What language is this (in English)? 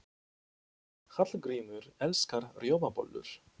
Icelandic